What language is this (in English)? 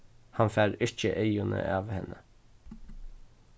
Faroese